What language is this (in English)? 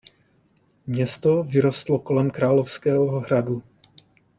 Czech